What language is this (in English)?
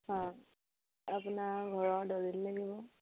Assamese